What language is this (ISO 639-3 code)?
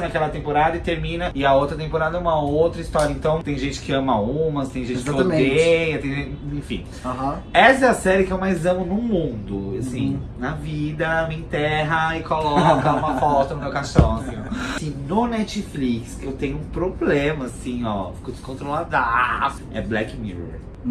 por